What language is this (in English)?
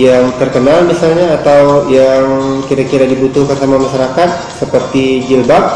Indonesian